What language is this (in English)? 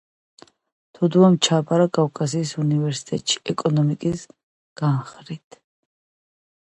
Georgian